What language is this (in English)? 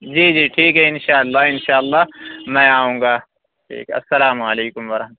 Urdu